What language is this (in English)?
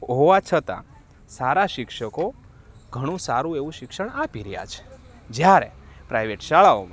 Gujarati